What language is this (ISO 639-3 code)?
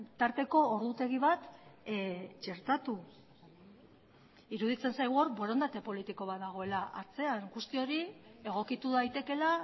eus